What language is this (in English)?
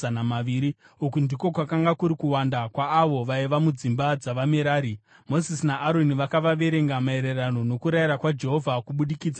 Shona